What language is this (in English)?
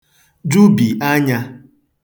Igbo